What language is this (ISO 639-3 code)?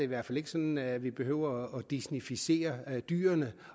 dan